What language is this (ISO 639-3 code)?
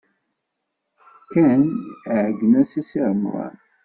kab